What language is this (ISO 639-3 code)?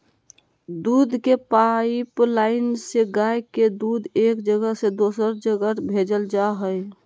mag